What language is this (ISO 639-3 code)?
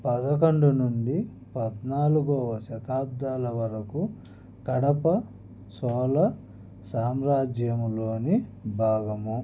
tel